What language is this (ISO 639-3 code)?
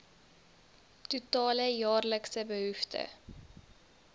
afr